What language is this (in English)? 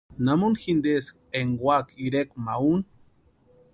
Western Highland Purepecha